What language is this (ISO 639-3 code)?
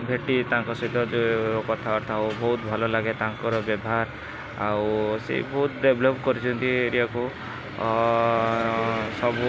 ori